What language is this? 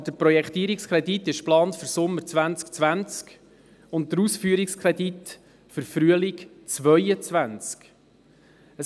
Swiss German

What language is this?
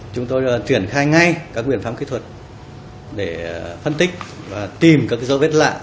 Vietnamese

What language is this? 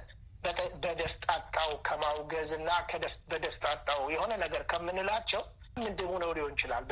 Amharic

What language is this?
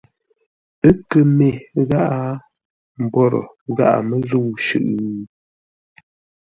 Ngombale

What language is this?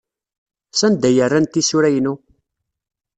Kabyle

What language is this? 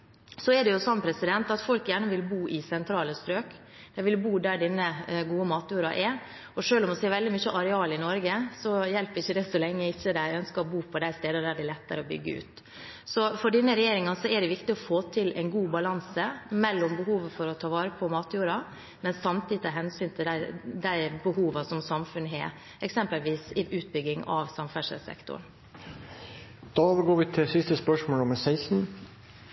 Norwegian Bokmål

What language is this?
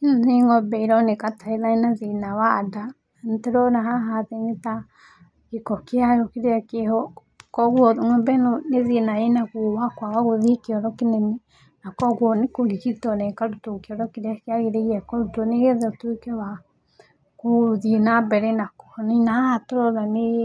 Kikuyu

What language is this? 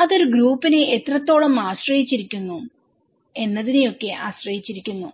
Malayalam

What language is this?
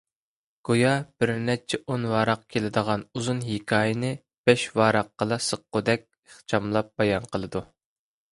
Uyghur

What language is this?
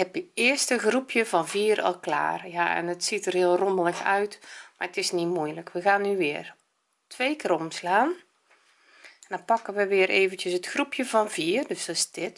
Dutch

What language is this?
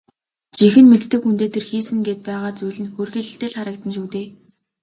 Mongolian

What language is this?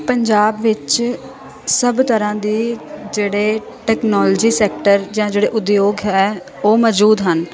Punjabi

